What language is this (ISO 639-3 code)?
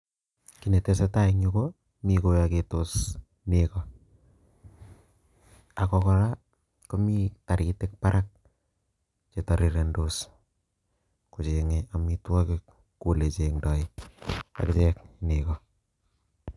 kln